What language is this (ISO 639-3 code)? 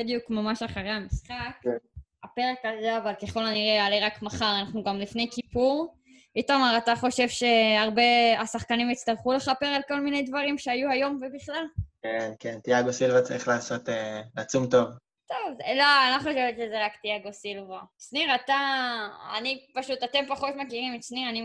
heb